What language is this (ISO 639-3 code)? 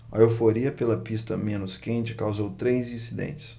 por